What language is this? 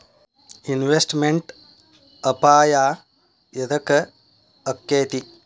Kannada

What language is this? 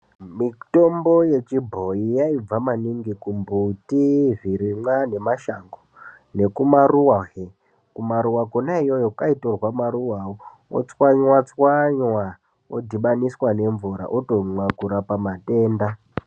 Ndau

